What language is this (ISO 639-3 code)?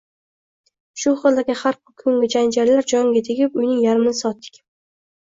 uzb